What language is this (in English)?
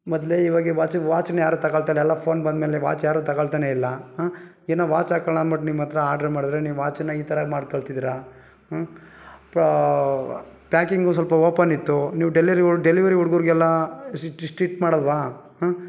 Kannada